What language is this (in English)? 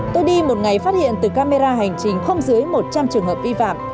Vietnamese